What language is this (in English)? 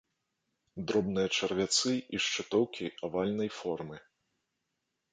Belarusian